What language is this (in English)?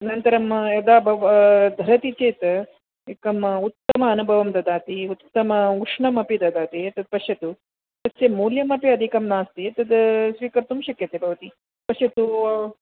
Sanskrit